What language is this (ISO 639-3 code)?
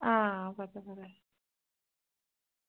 doi